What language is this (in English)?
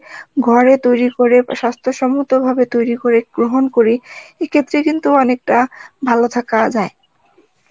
Bangla